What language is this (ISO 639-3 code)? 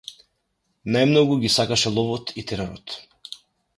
mkd